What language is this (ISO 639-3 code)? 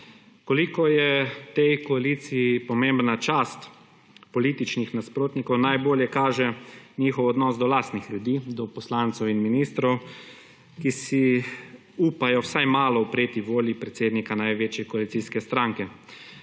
slv